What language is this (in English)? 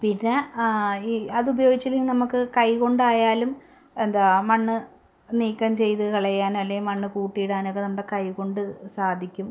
Malayalam